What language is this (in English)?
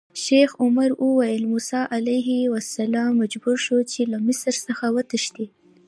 Pashto